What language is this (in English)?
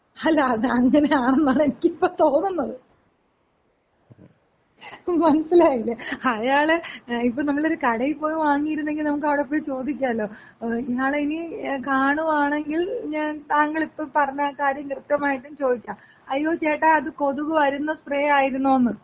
Malayalam